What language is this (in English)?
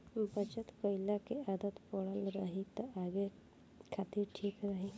Bhojpuri